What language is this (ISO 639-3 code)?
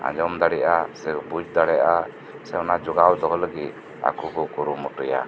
sat